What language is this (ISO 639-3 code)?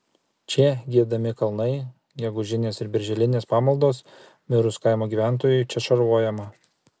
lit